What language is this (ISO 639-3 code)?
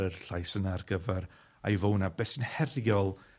cym